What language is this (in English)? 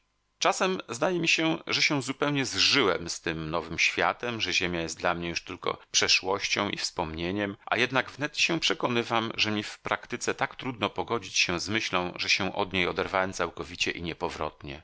Polish